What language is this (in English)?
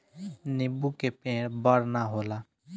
Bhojpuri